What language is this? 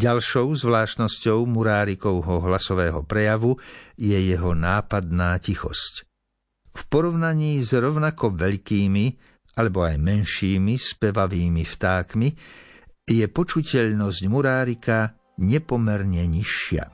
Slovak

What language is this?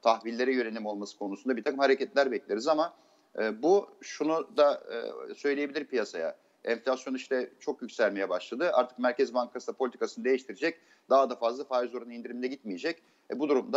Turkish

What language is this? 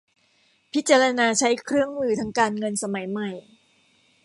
Thai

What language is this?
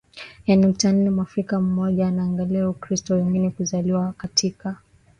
Swahili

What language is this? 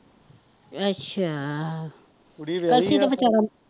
Punjabi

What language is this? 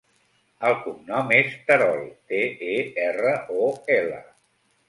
Catalan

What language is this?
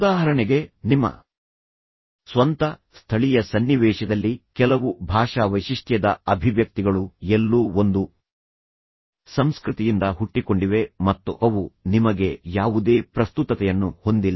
Kannada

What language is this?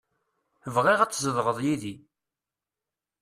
Kabyle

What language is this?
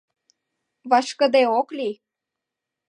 Mari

